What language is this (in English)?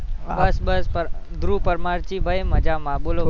Gujarati